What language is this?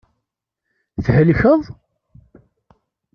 Kabyle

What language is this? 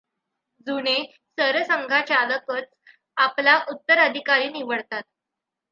Marathi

